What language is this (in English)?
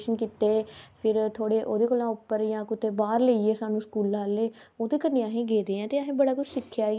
Dogri